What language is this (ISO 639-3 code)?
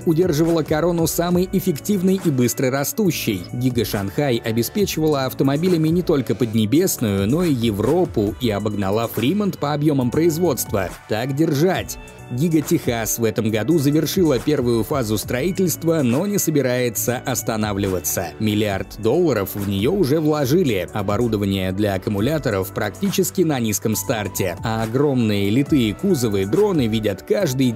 rus